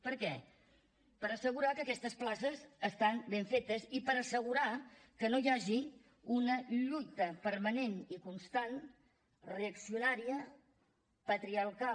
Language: Catalan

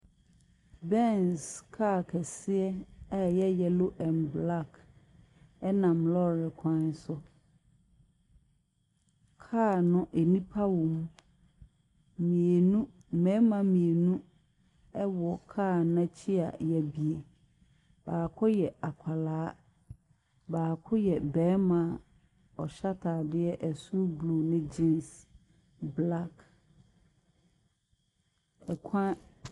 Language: Akan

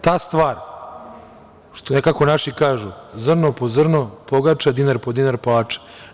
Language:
Serbian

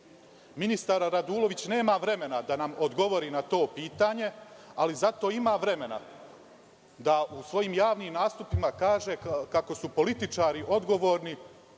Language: Serbian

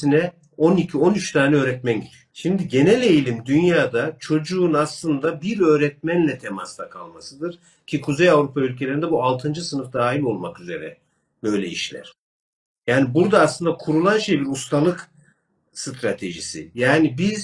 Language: Turkish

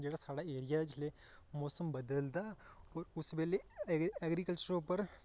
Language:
Dogri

